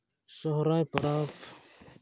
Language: Santali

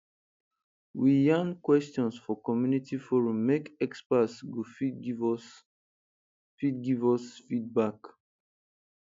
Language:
Nigerian Pidgin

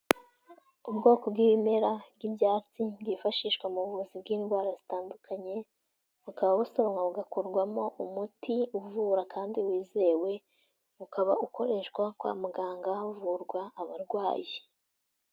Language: Kinyarwanda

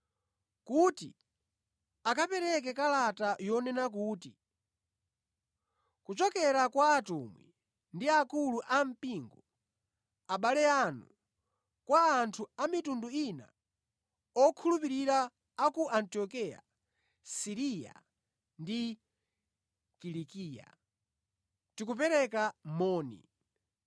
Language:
Nyanja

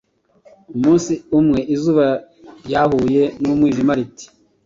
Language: Kinyarwanda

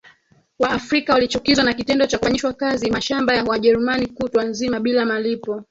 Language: Swahili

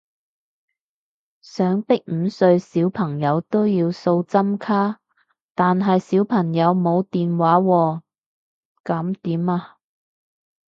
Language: Cantonese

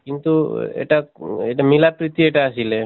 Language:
Assamese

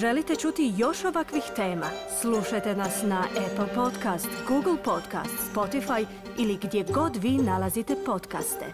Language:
Croatian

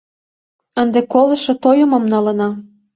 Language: Mari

